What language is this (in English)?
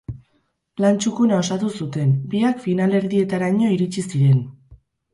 Basque